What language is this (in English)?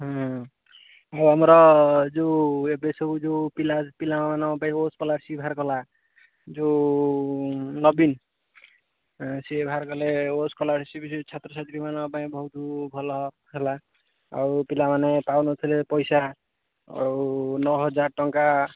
Odia